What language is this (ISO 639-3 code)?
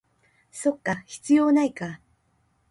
jpn